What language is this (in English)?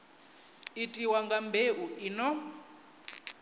Venda